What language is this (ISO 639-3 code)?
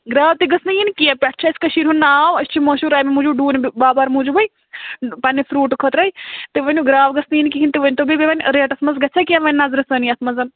kas